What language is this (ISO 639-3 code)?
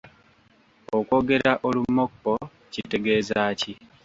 lug